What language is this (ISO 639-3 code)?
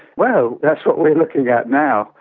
eng